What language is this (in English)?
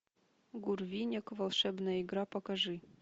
Russian